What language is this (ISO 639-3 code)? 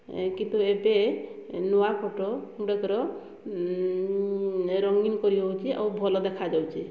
ori